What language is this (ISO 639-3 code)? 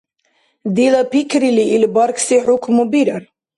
dar